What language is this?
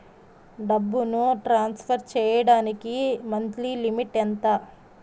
Telugu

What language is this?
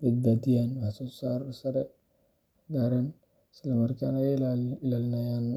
Somali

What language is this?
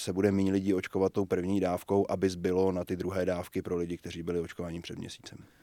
Czech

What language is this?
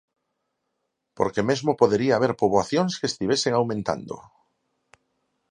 Galician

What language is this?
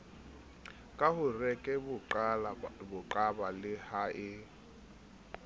Southern Sotho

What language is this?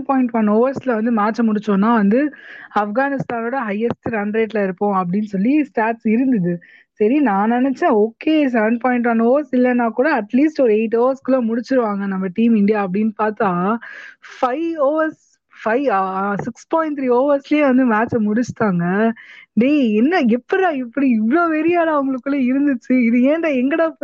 Tamil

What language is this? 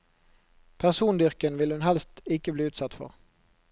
Norwegian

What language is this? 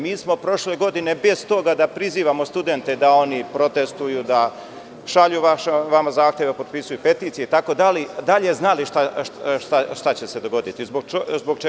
Serbian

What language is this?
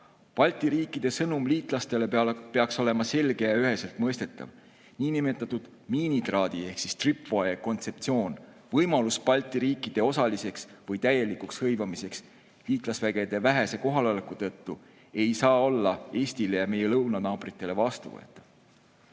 Estonian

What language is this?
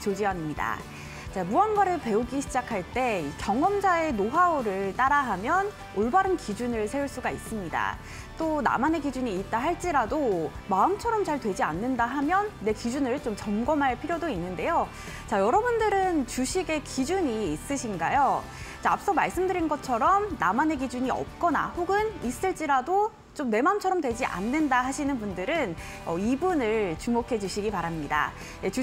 Korean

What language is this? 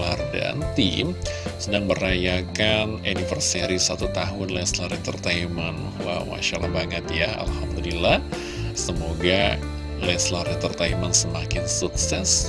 Indonesian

